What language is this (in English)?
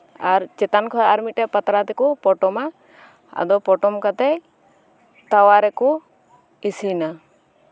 Santali